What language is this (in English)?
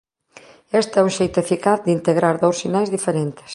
Galician